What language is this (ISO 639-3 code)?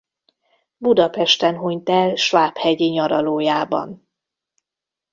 hun